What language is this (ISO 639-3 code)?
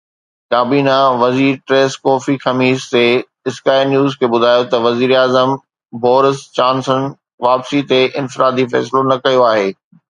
snd